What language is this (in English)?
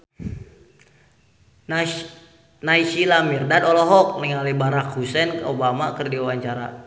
Sundanese